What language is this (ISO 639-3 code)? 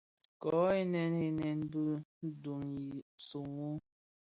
ksf